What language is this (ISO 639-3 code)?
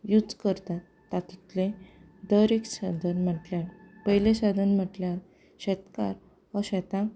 kok